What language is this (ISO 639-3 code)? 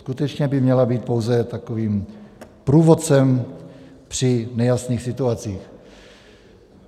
ces